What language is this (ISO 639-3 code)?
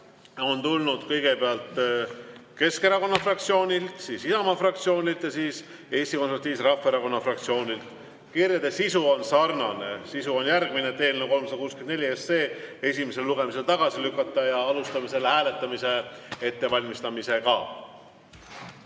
est